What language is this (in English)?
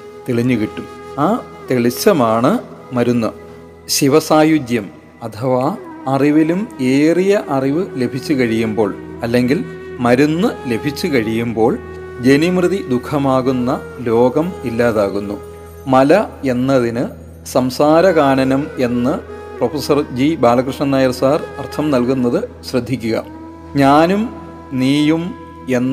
Malayalam